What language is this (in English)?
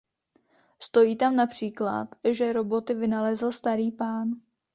Czech